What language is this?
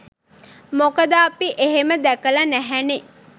Sinhala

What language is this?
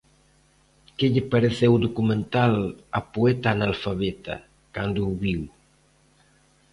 Galician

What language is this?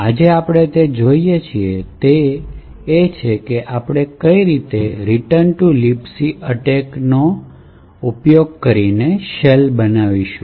Gujarati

